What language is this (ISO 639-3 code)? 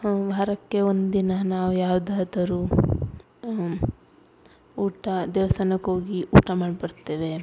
kan